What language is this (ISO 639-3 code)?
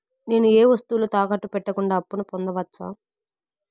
tel